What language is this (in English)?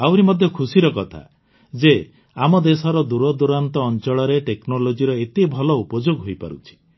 Odia